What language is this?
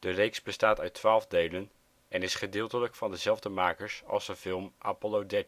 Dutch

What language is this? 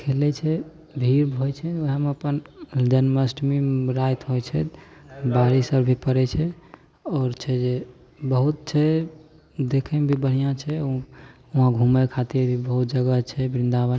Maithili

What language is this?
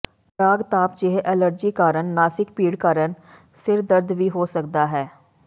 Punjabi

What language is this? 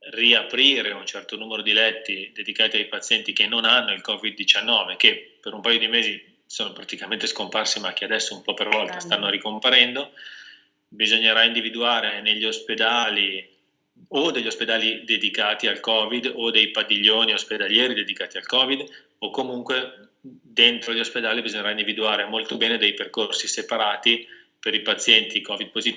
Italian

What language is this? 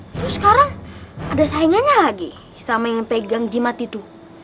Indonesian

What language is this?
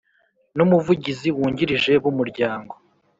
Kinyarwanda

